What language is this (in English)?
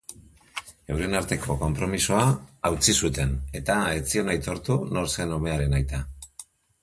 Basque